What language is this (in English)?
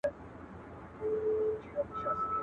Pashto